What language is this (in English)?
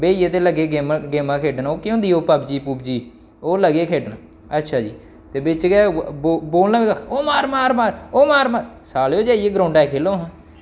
Dogri